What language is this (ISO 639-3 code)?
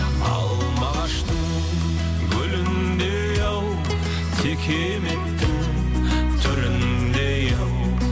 kaz